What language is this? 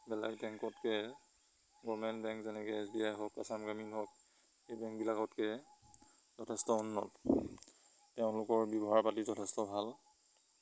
Assamese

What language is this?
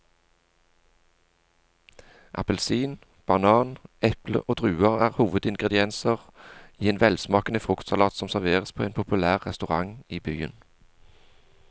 Norwegian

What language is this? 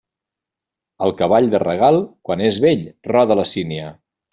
Catalan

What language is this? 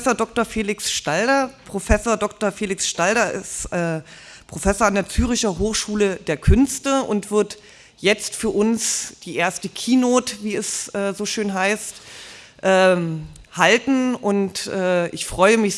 German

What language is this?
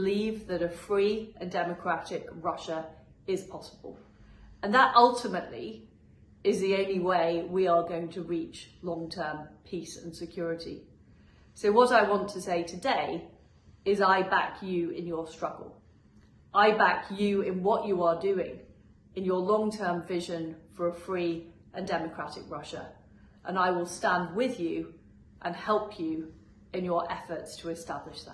English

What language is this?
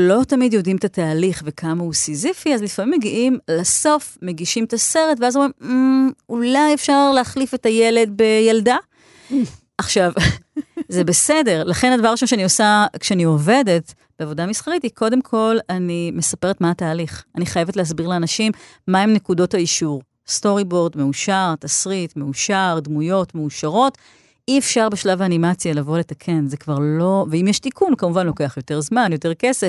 Hebrew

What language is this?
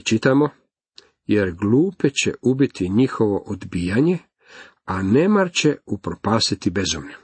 Croatian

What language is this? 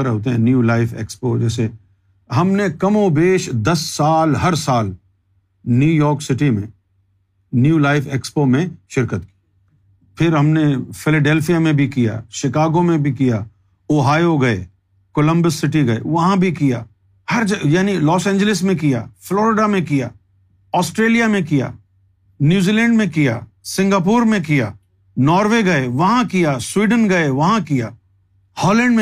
Urdu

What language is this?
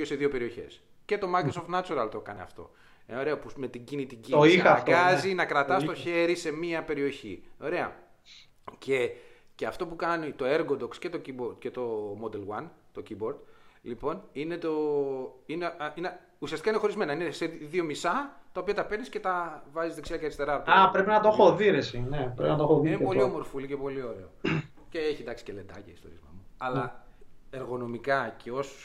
Greek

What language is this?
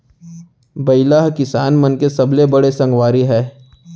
Chhattisgarhi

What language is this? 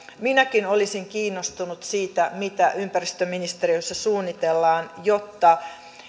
Finnish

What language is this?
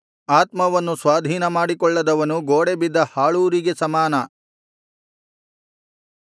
Kannada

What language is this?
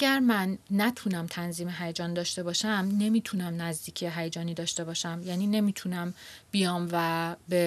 Persian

